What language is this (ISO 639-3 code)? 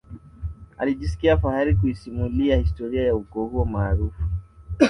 swa